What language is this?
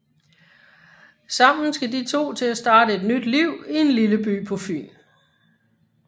Danish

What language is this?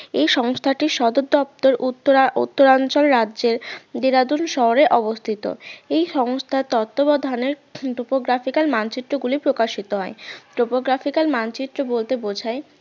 Bangla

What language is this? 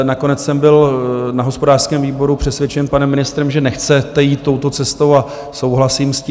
Czech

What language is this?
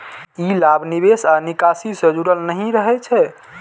Maithili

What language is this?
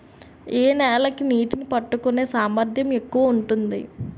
Telugu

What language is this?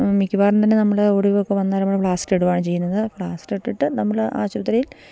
Malayalam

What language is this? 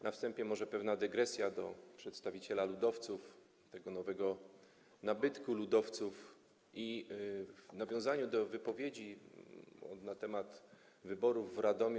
Polish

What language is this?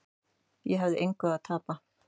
Icelandic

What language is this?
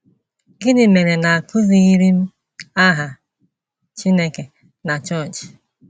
Igbo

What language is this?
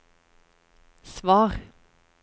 Norwegian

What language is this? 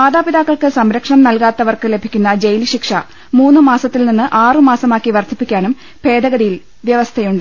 Malayalam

